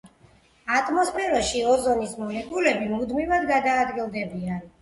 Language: Georgian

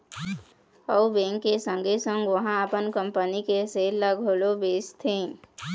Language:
Chhattisgarhi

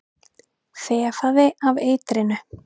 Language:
Icelandic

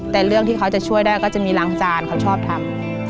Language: Thai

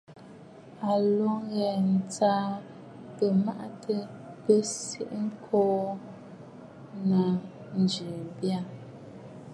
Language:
Bafut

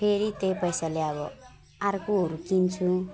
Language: Nepali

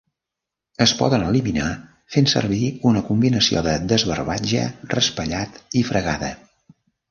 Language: Catalan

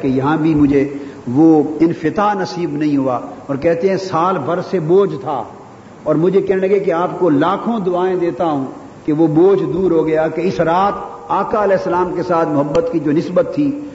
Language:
Urdu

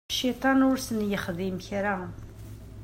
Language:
Kabyle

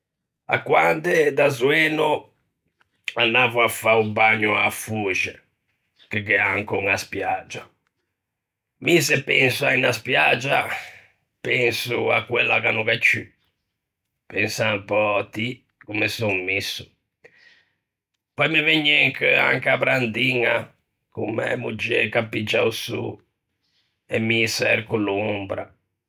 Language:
Ligurian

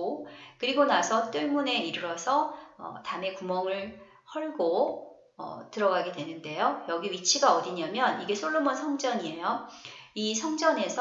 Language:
Korean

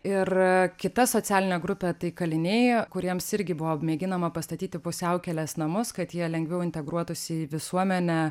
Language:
Lithuanian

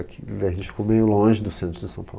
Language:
Portuguese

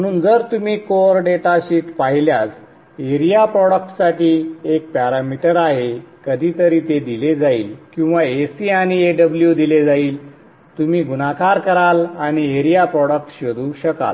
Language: Marathi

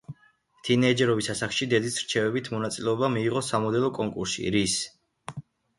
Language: Georgian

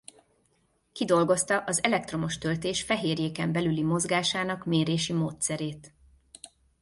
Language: Hungarian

